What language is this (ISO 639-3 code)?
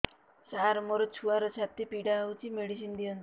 ori